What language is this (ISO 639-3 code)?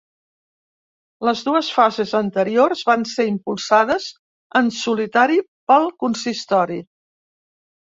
cat